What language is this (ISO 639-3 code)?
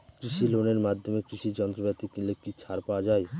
ben